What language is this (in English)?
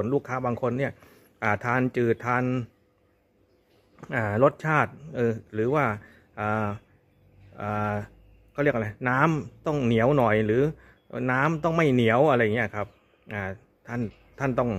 Thai